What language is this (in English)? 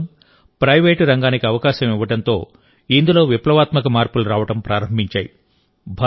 Telugu